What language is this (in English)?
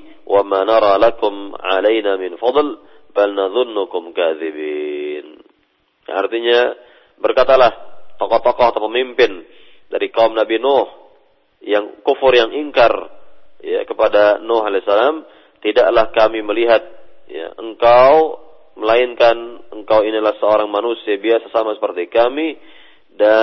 Malay